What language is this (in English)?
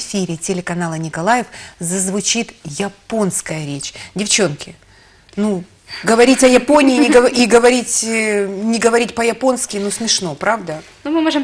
Russian